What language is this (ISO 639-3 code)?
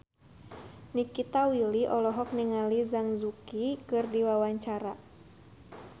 sun